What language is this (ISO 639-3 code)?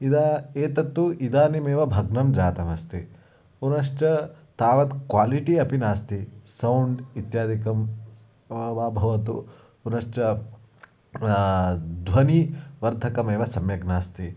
san